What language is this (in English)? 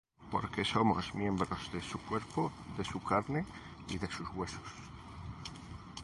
Spanish